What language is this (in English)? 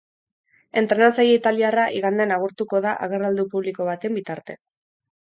Basque